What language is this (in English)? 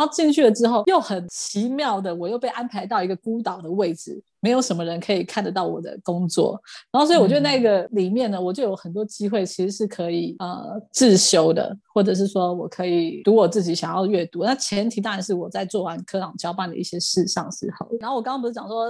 Chinese